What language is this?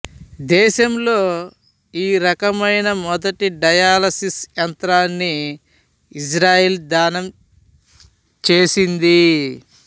Telugu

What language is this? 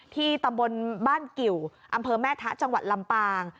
Thai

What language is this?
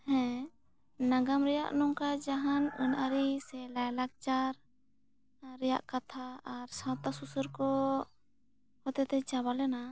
Santali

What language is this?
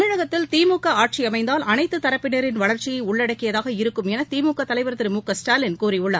Tamil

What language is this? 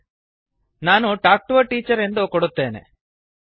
Kannada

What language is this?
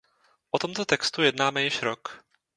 Czech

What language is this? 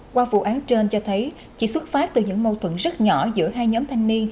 Vietnamese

